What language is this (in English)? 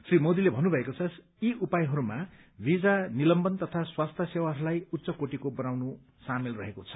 Nepali